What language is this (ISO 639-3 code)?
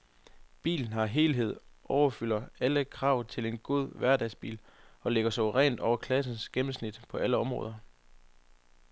dan